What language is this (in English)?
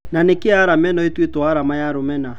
Kikuyu